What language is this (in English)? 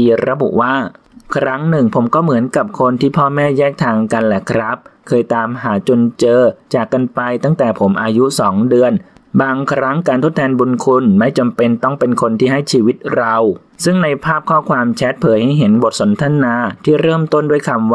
Thai